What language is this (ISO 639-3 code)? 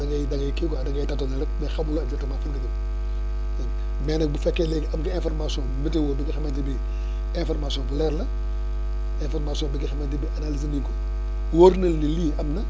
wol